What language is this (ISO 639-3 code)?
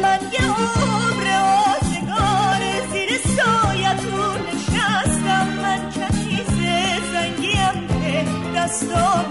fas